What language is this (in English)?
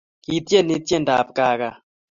Kalenjin